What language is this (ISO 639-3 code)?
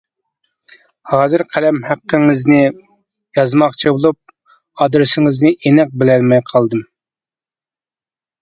uig